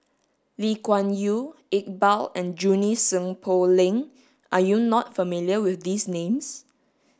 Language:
English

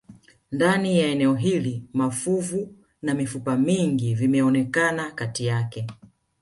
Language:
Swahili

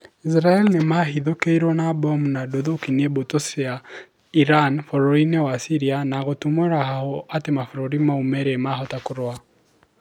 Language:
Kikuyu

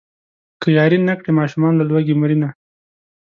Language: Pashto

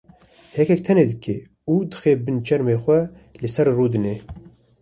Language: Kurdish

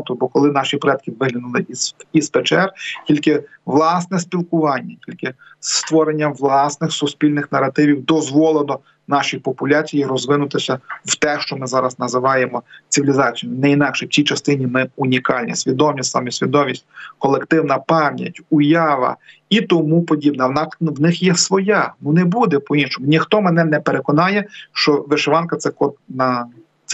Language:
Ukrainian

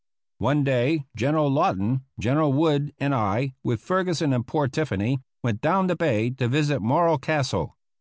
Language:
English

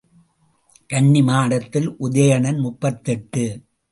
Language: Tamil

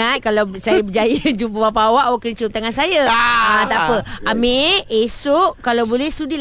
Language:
Malay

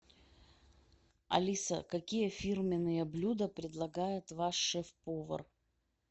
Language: Russian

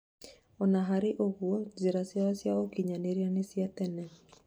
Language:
Kikuyu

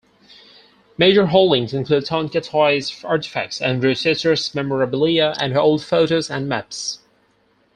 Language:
English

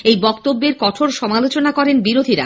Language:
Bangla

